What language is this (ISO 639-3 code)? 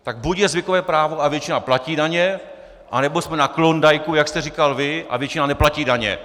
ces